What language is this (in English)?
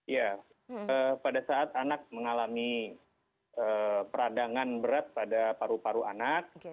Indonesian